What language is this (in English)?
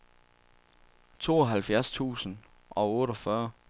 Danish